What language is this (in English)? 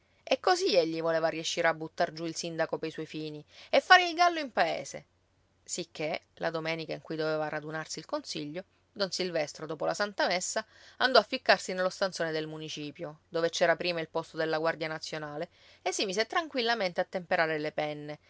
Italian